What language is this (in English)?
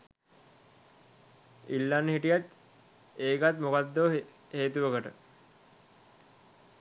Sinhala